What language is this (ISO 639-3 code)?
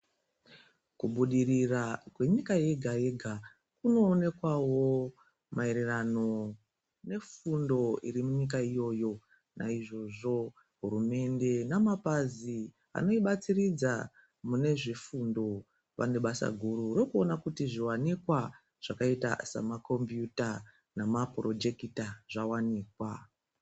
ndc